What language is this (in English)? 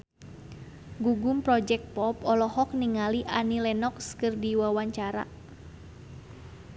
Sundanese